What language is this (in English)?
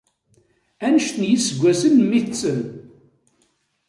Kabyle